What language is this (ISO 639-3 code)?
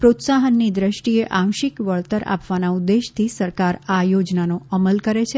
guj